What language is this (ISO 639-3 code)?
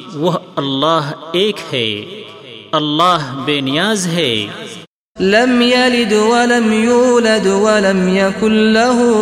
urd